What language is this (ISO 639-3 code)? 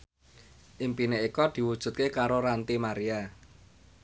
jav